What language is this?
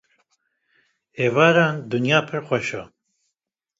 Kurdish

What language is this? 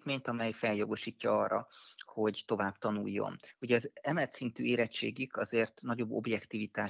Hungarian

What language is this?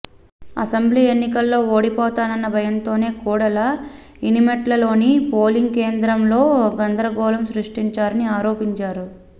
Telugu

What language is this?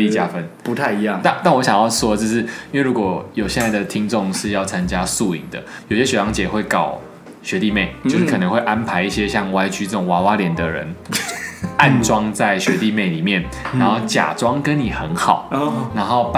Chinese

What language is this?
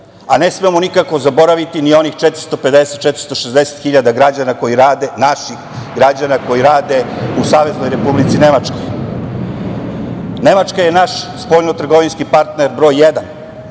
Serbian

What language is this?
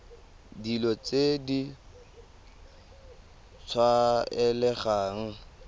Tswana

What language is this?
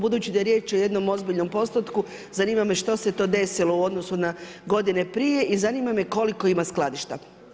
Croatian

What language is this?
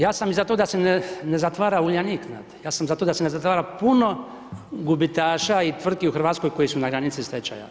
Croatian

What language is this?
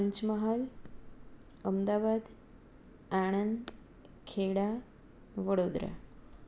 Gujarati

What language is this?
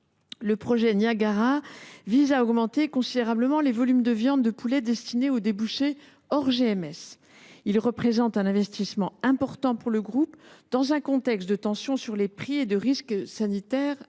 French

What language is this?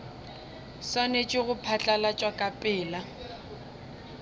Northern Sotho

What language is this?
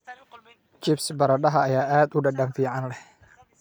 Somali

